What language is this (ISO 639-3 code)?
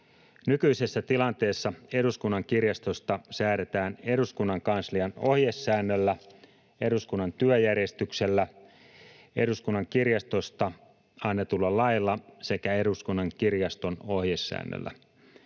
fin